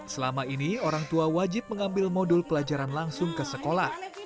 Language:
Indonesian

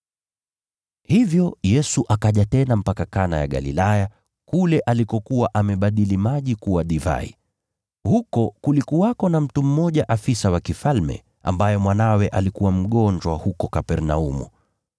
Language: Swahili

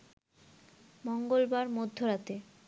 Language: Bangla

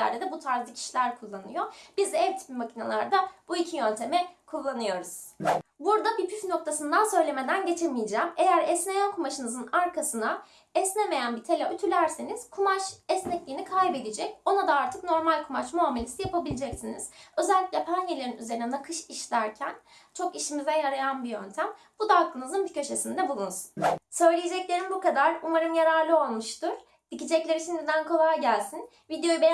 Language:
Turkish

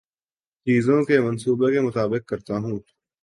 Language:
Urdu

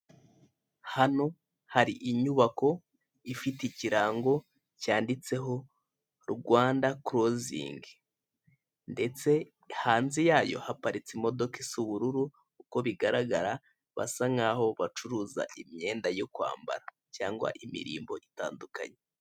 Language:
Kinyarwanda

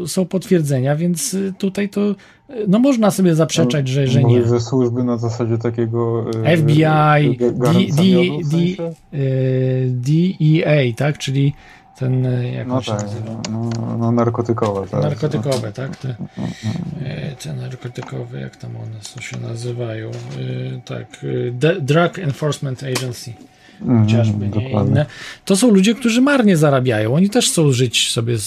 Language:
Polish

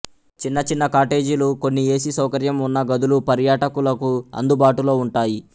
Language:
Telugu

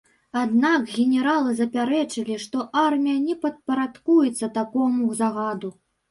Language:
Belarusian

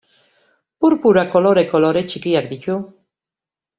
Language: Basque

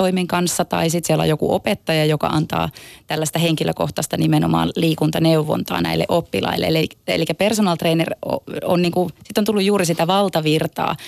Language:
Finnish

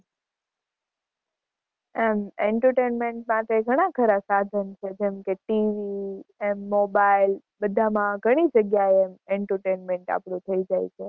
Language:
Gujarati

